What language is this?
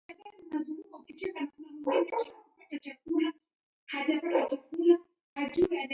Taita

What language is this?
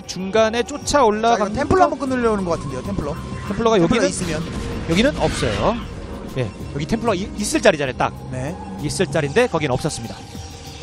Korean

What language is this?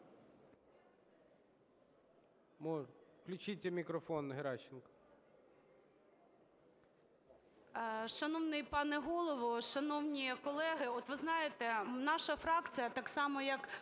Ukrainian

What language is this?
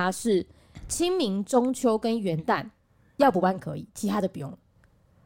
Chinese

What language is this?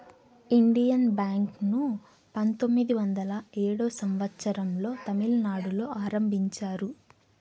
Telugu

